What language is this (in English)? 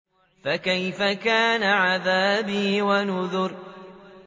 Arabic